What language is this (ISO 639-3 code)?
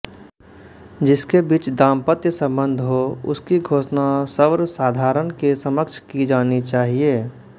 hin